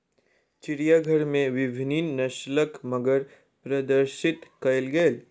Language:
Maithili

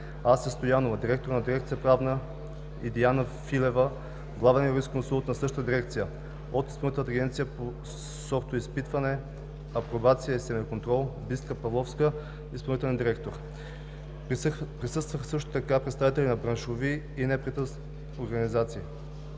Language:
Bulgarian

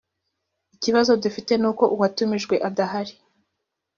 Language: Kinyarwanda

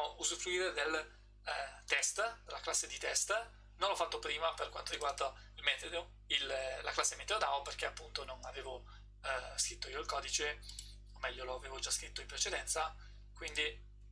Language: Italian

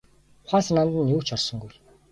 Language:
Mongolian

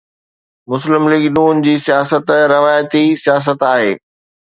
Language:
Sindhi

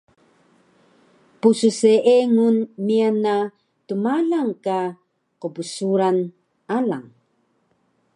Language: Taroko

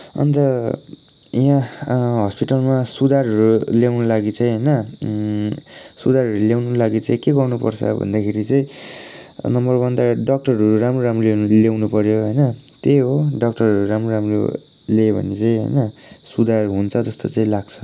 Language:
Nepali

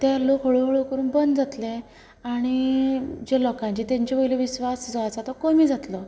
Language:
Konkani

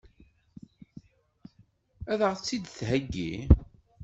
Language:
Kabyle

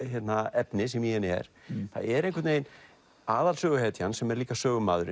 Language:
Icelandic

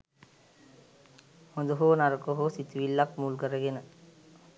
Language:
Sinhala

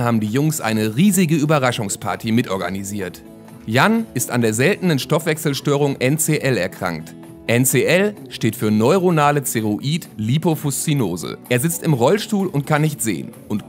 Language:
German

